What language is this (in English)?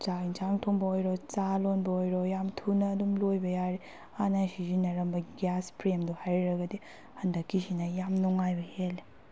Manipuri